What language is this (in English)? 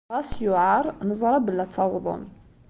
Kabyle